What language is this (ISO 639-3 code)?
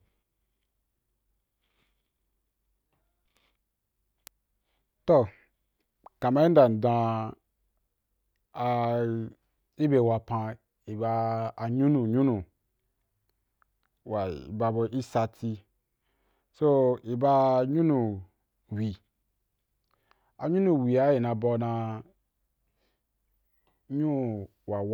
juk